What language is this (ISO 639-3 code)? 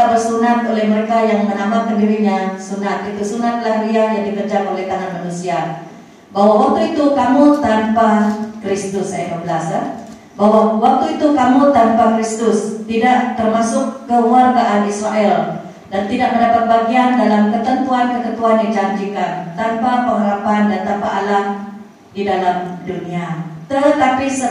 msa